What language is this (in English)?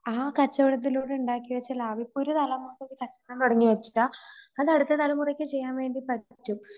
Malayalam